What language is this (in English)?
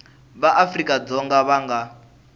Tsonga